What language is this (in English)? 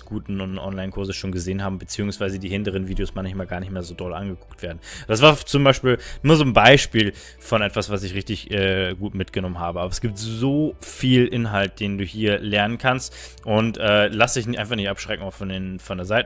German